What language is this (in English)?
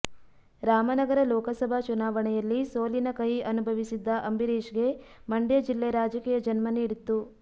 Kannada